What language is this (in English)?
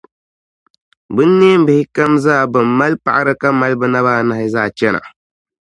Dagbani